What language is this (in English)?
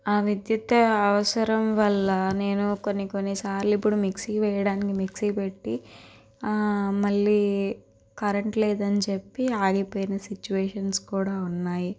Telugu